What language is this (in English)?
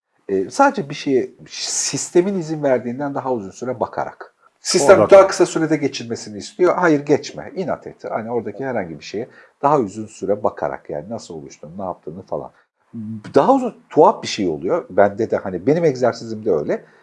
Turkish